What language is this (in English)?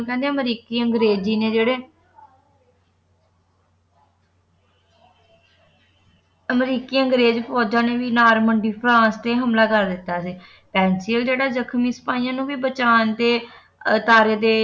Punjabi